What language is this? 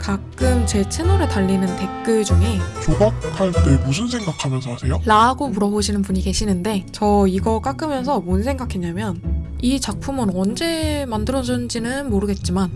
Korean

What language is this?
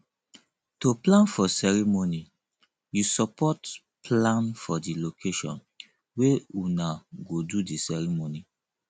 Nigerian Pidgin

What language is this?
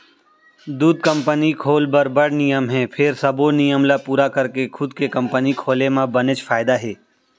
Chhattisgarhi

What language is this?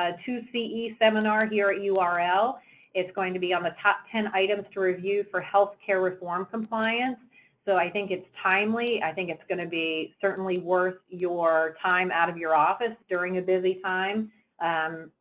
English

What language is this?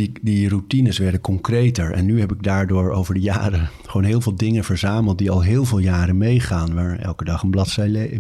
Dutch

